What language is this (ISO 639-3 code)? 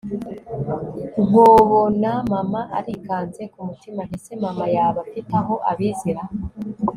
kin